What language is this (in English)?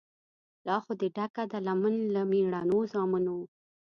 Pashto